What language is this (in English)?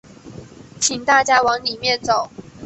Chinese